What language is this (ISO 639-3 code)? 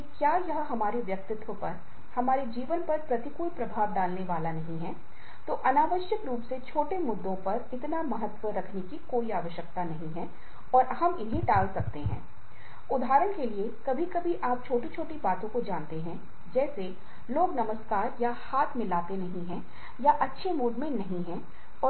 hin